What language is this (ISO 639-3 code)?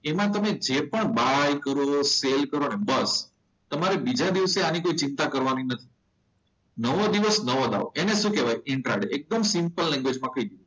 guj